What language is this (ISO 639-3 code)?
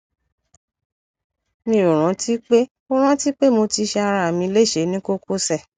yor